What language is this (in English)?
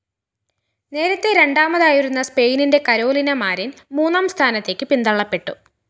Malayalam